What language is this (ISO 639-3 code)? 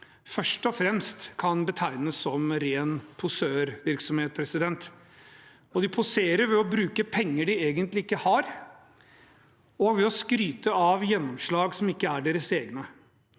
nor